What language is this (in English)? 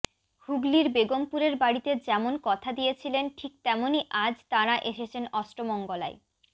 Bangla